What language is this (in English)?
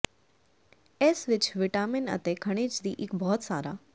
Punjabi